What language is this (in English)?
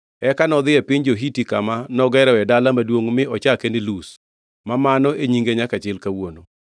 Luo (Kenya and Tanzania)